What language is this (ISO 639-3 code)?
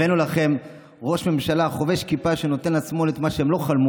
heb